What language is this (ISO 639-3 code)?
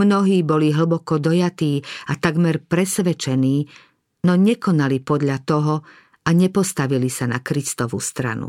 slk